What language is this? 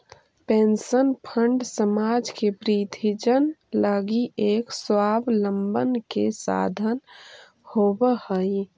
Magahi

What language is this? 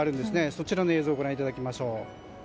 Japanese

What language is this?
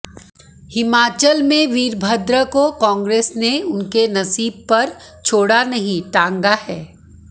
Hindi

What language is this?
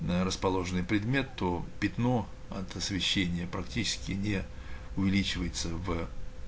Russian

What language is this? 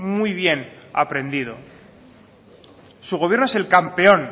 Spanish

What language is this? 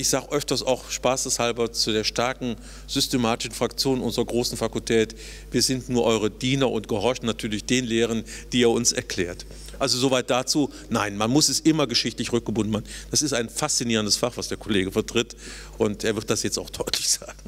German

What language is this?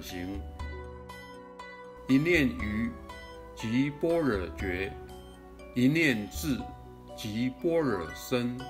Chinese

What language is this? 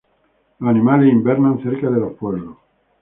Spanish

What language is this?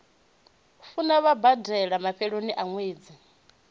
Venda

